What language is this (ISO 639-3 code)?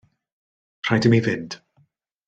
cym